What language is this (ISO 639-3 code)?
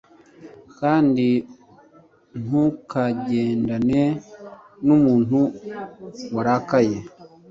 kin